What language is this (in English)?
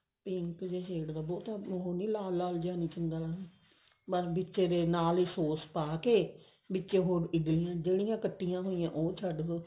Punjabi